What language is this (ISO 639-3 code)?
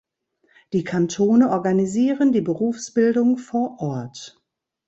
deu